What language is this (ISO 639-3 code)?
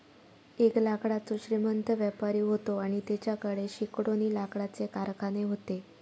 mar